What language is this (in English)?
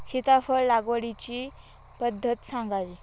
Marathi